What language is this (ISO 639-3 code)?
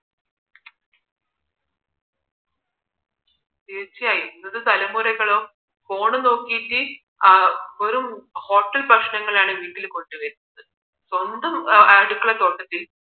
mal